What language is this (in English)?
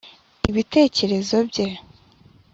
Kinyarwanda